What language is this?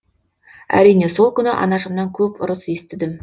Kazakh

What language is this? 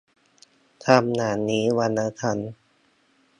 Thai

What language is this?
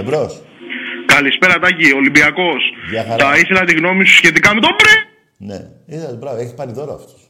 Greek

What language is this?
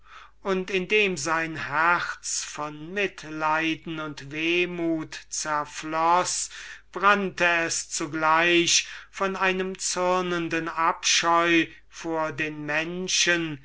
German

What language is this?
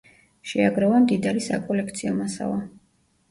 Georgian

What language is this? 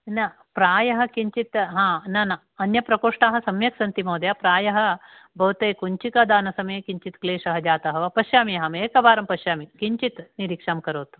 Sanskrit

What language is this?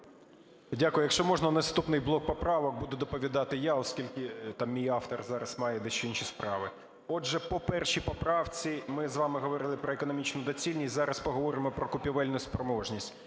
Ukrainian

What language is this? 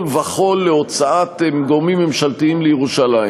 Hebrew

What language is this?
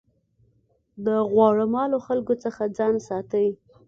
Pashto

